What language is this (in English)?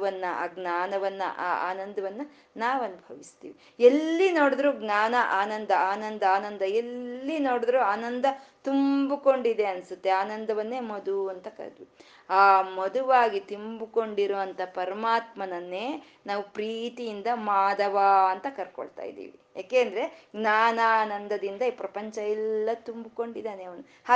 Kannada